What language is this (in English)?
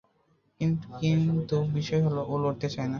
Bangla